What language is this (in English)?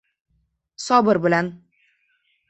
Uzbek